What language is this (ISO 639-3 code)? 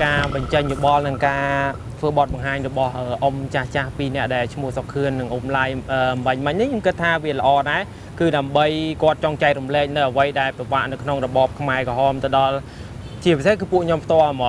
tha